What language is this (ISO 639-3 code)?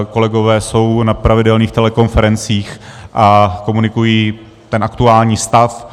ces